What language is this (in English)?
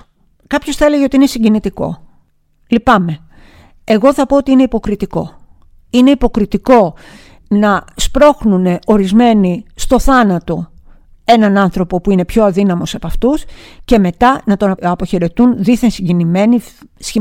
Greek